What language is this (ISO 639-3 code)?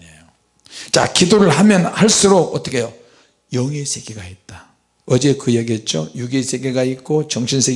kor